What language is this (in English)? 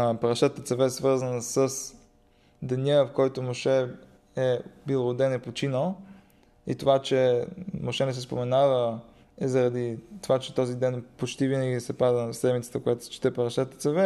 Bulgarian